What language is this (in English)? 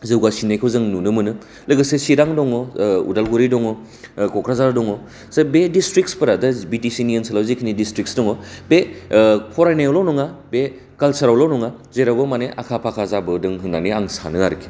Bodo